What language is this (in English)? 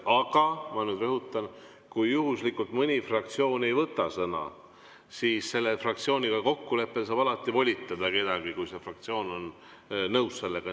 Estonian